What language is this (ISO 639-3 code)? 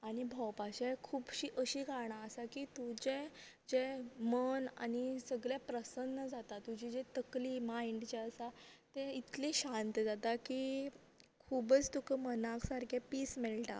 kok